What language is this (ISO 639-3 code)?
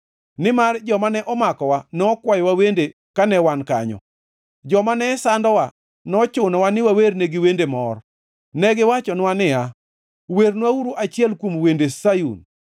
luo